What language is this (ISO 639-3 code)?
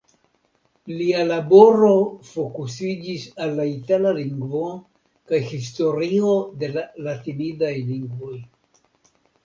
epo